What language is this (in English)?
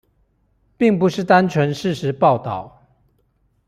Chinese